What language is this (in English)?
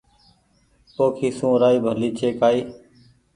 Goaria